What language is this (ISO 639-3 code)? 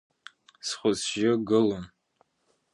abk